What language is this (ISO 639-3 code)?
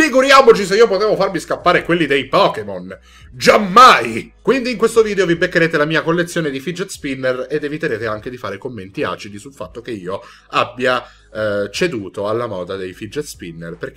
ita